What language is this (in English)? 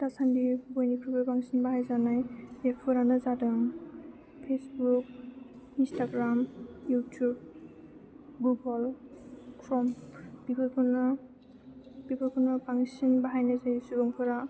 Bodo